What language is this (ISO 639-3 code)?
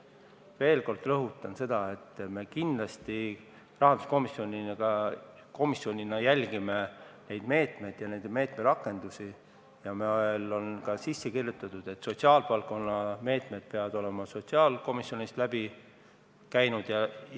est